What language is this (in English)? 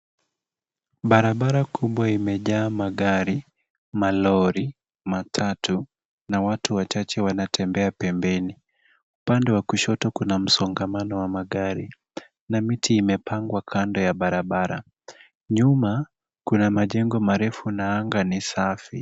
Swahili